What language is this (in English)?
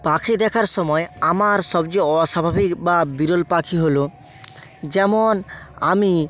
Bangla